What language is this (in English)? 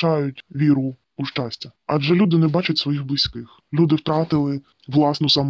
Ukrainian